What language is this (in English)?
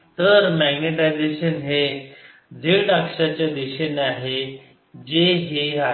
Marathi